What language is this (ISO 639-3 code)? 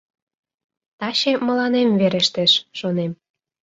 chm